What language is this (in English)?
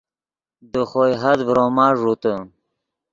Yidgha